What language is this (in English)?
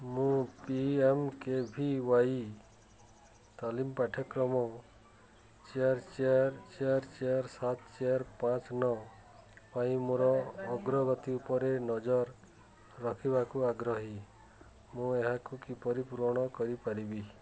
Odia